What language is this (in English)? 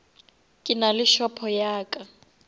Northern Sotho